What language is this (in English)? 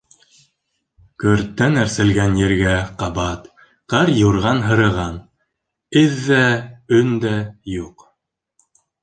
Bashkir